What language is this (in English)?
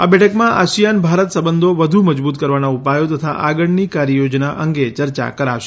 Gujarati